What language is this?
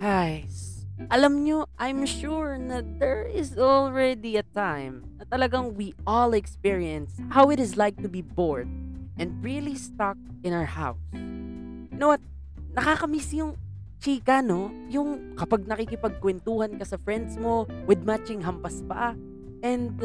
Filipino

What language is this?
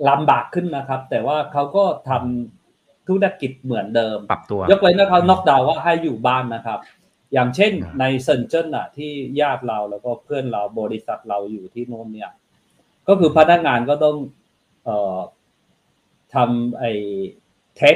Thai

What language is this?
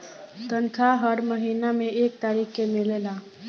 Bhojpuri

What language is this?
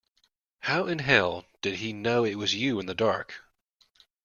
English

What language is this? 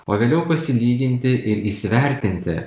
Lithuanian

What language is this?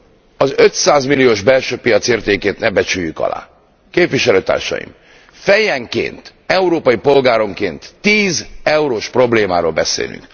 Hungarian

